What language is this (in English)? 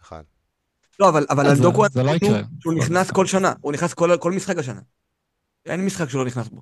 Hebrew